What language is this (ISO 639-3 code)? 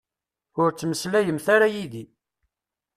kab